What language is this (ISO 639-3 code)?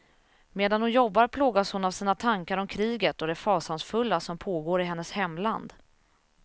swe